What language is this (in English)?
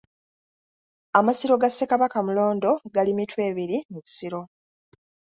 Ganda